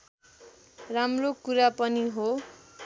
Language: Nepali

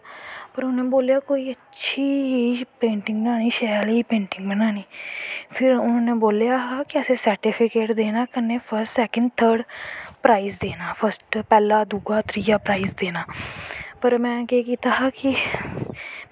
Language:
Dogri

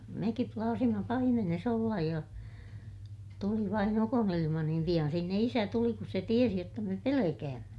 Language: Finnish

